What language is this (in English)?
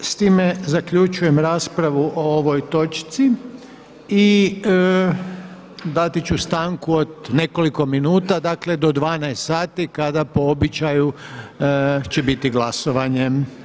Croatian